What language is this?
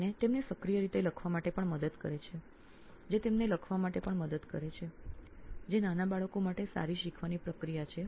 Gujarati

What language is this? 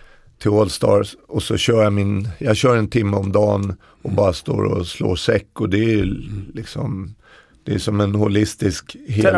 Swedish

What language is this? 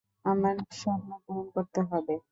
Bangla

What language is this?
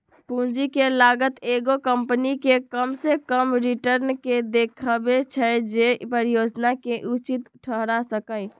Magahi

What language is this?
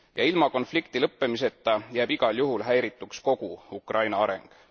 Estonian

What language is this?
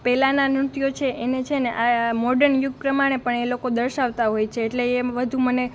Gujarati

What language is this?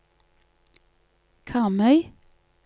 Norwegian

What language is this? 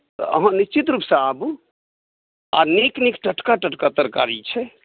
Maithili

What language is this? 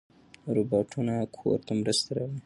Pashto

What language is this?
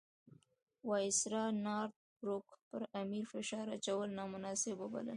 Pashto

